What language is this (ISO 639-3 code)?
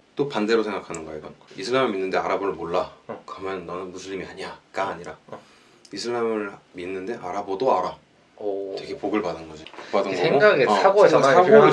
kor